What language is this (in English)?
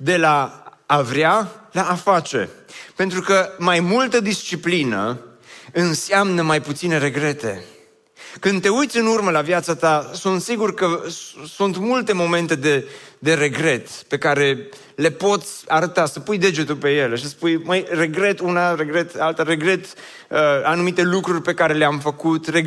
Romanian